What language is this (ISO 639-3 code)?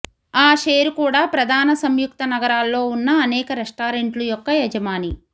tel